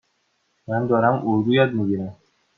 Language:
Persian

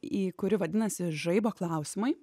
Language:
Lithuanian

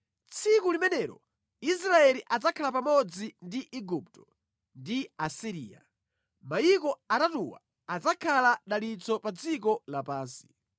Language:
Nyanja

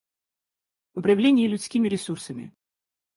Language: Russian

